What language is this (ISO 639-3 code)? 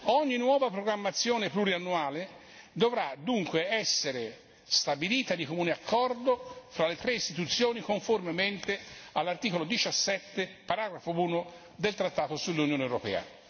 ita